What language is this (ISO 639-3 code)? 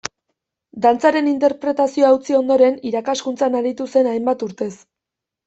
eus